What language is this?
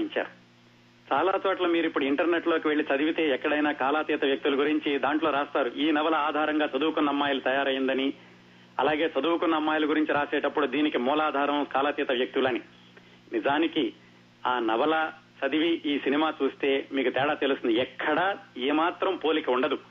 Telugu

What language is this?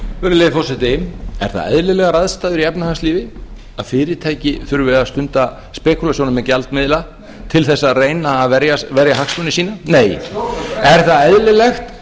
Icelandic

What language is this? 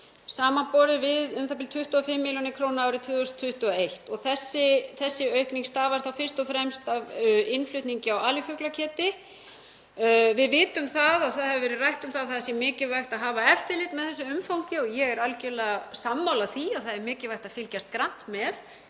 Icelandic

